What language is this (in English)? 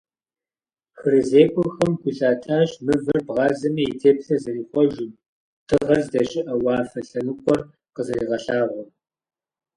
Kabardian